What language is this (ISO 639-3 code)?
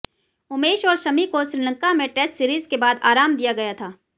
hin